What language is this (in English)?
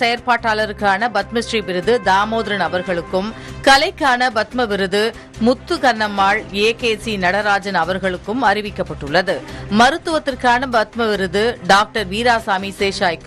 Indonesian